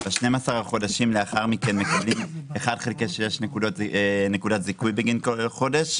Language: Hebrew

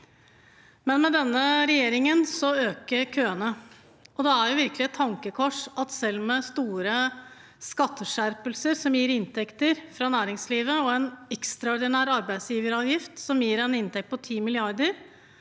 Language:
Norwegian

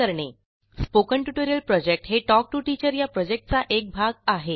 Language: Marathi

